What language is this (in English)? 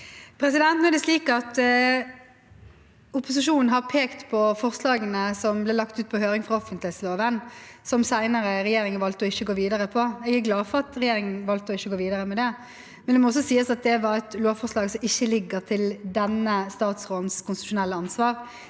Norwegian